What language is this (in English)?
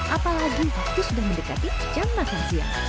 Indonesian